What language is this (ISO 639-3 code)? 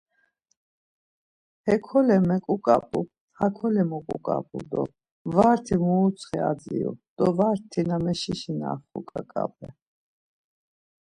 lzz